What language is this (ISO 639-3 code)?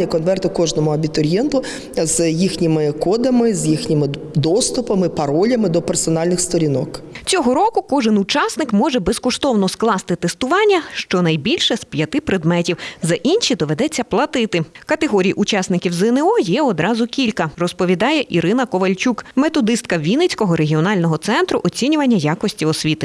ukr